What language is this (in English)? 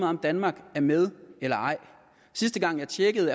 Danish